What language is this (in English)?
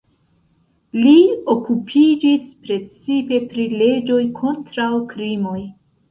Esperanto